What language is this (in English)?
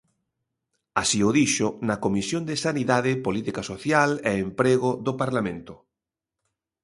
Galician